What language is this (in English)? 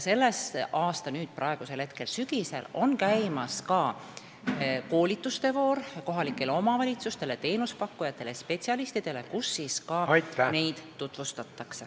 Estonian